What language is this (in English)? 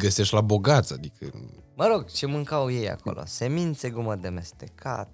Romanian